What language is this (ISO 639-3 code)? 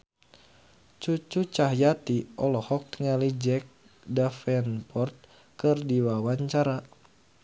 sun